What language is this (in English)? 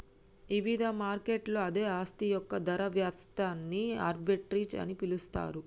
Telugu